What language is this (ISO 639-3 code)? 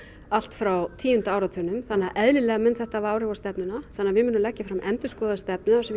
isl